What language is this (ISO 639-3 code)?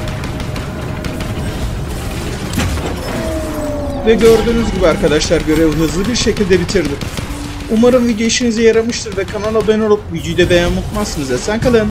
tur